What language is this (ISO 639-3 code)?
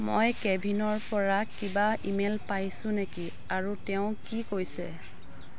asm